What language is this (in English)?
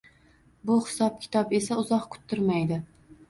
Uzbek